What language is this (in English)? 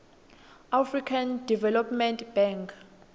Swati